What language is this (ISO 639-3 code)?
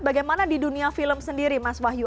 ind